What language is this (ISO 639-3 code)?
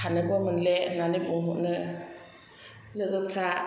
brx